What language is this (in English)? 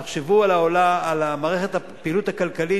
Hebrew